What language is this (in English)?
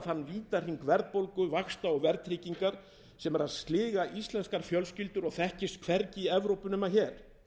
Icelandic